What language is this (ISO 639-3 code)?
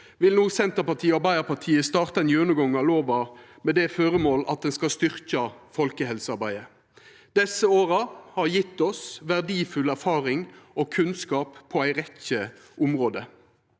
nor